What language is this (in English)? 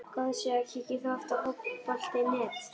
Icelandic